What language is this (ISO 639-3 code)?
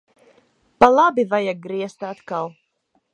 lav